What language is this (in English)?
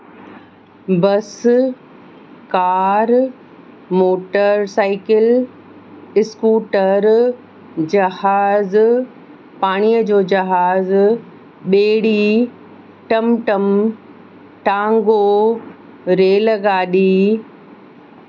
Sindhi